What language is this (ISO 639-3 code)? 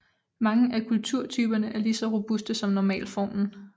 dan